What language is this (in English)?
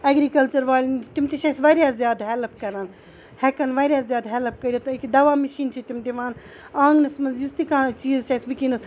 Kashmiri